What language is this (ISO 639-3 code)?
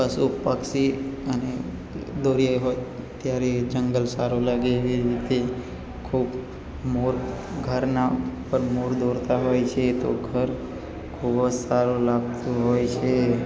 guj